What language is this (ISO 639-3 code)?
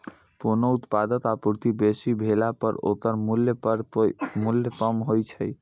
mai